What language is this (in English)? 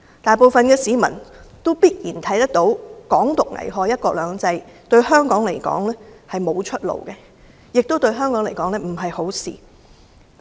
Cantonese